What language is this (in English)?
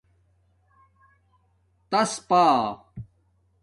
Domaaki